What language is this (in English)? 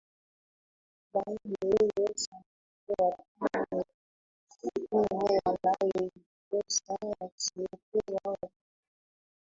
Swahili